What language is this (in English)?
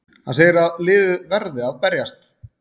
Icelandic